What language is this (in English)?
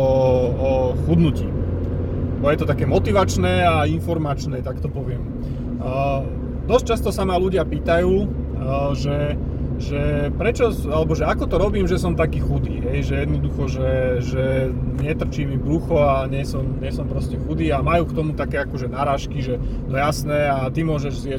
Slovak